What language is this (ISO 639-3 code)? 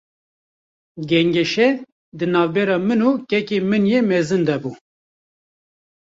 kur